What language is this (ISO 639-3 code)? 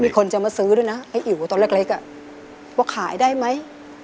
tha